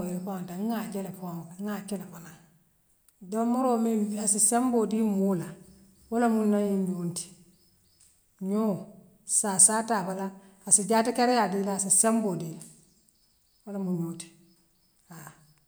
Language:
Western Maninkakan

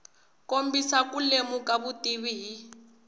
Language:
Tsonga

